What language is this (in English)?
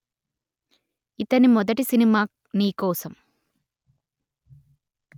Telugu